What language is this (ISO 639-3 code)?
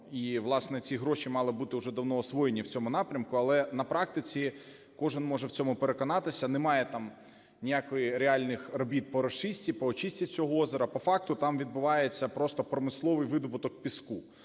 ukr